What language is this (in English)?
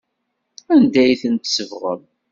Kabyle